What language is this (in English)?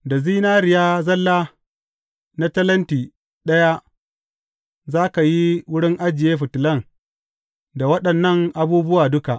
Hausa